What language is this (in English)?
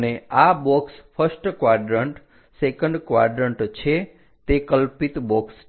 Gujarati